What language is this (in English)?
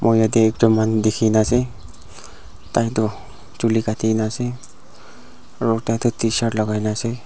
Naga Pidgin